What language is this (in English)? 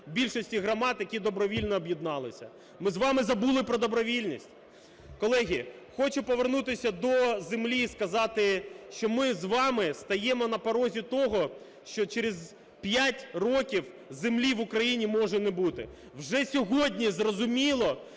Ukrainian